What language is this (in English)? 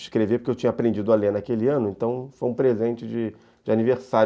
Portuguese